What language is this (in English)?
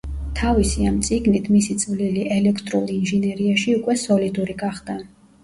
Georgian